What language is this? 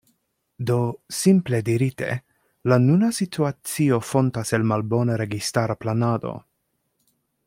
Esperanto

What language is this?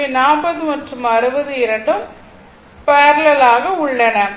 Tamil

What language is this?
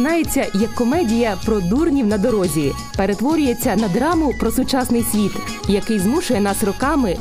Ukrainian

